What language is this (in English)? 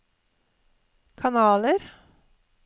Norwegian